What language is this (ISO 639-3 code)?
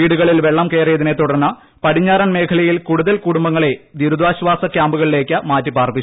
mal